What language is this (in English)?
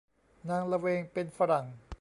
Thai